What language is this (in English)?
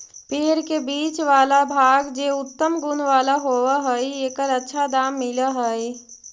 Magahi